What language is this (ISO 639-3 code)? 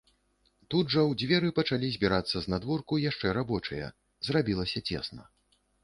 bel